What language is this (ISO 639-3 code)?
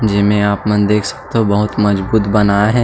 hne